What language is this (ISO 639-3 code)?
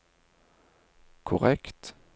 nor